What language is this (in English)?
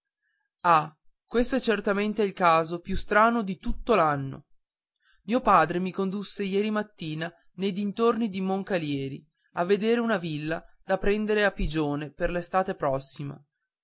Italian